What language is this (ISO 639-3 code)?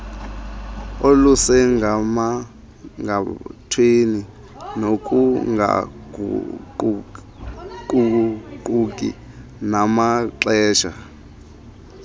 xho